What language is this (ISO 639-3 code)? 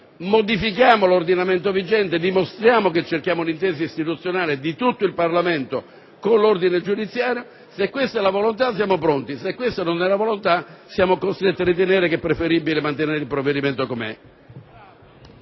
ita